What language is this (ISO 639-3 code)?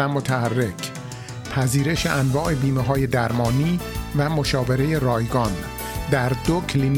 fas